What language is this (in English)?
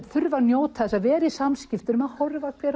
Icelandic